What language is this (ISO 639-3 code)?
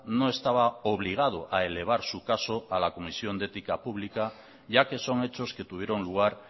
spa